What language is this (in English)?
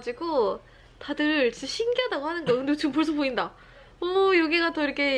Korean